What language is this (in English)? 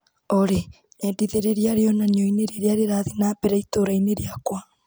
Kikuyu